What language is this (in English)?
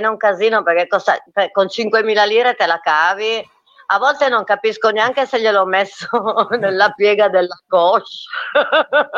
Italian